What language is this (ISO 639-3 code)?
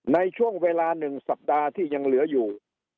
tha